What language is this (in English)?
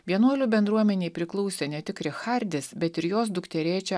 Lithuanian